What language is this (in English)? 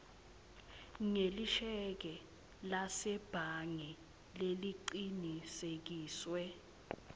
Swati